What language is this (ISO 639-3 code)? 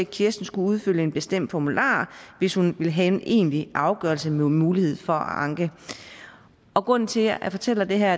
dan